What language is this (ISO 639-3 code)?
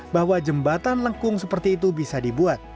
ind